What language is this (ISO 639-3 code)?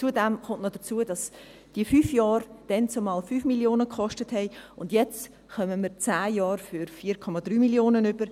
gsw